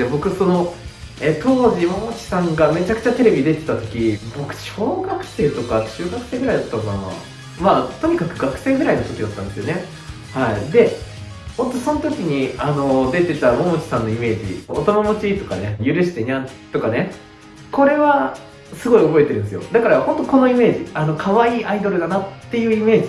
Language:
Japanese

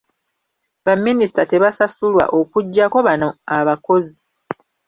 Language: Ganda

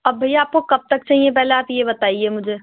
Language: Urdu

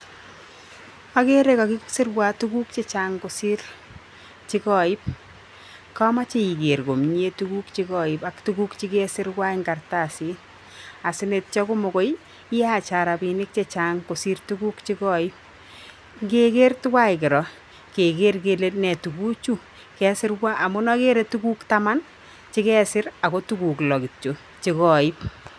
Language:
Kalenjin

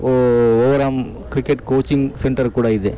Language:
Kannada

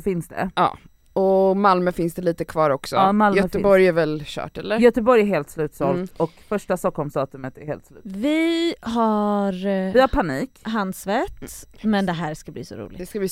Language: Swedish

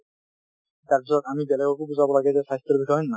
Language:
Assamese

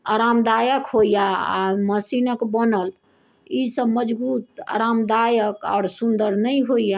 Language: Maithili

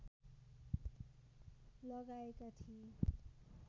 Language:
Nepali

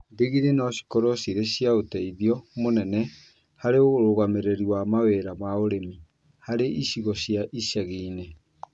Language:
Kikuyu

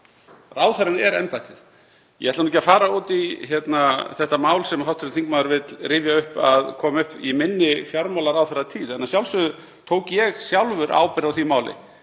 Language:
Icelandic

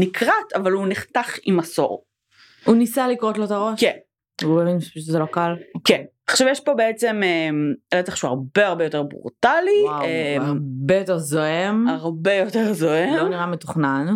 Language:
Hebrew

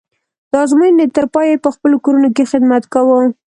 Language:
Pashto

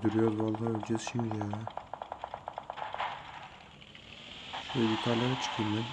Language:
Turkish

